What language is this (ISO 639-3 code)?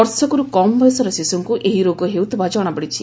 ori